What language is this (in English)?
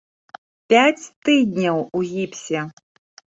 Belarusian